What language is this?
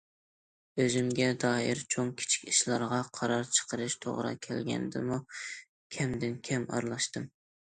Uyghur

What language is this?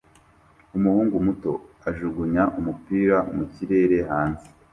Kinyarwanda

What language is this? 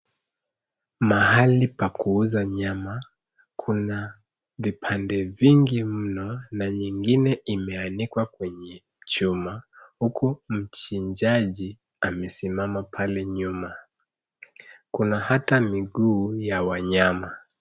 Swahili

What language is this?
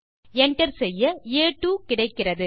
Tamil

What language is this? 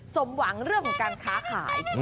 Thai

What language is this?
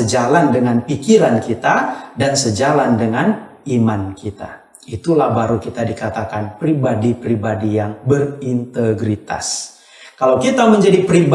Indonesian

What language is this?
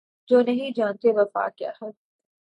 Urdu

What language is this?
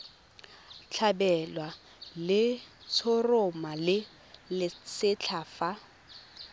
Tswana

